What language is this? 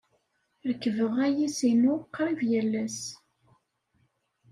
Kabyle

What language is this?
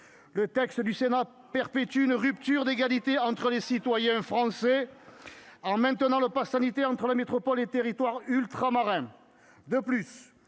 French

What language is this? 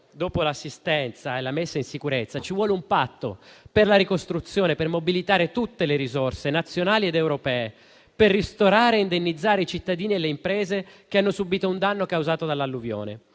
Italian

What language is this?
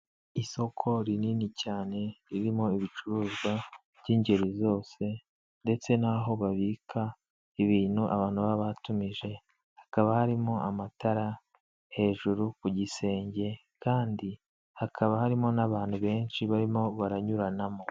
Kinyarwanda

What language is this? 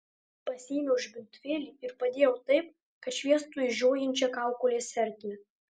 Lithuanian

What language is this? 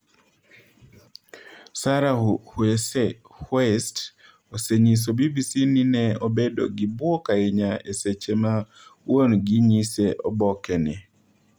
Luo (Kenya and Tanzania)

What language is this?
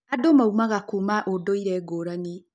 Kikuyu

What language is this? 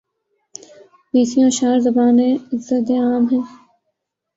Urdu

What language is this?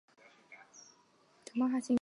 Chinese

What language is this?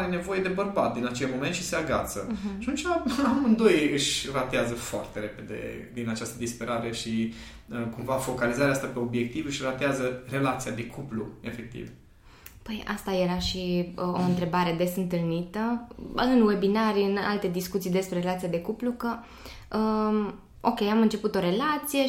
Romanian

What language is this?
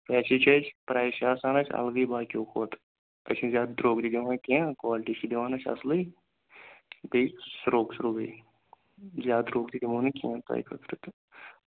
Kashmiri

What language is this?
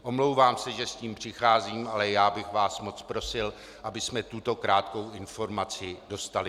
Czech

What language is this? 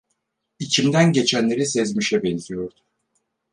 Turkish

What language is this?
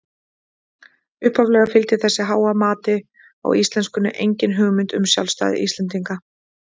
Icelandic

